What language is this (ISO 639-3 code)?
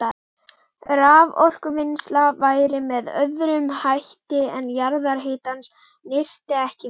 isl